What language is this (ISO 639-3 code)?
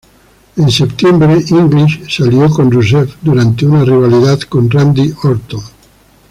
spa